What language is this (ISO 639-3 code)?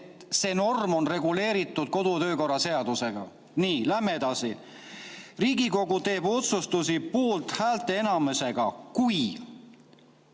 est